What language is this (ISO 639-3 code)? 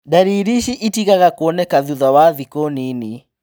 kik